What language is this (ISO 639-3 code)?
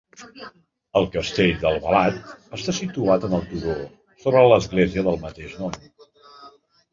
cat